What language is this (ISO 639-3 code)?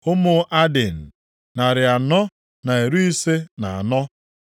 ibo